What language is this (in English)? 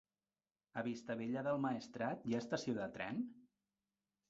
Catalan